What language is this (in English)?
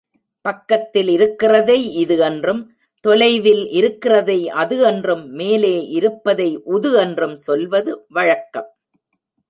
Tamil